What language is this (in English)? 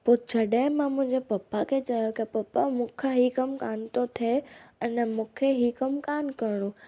Sindhi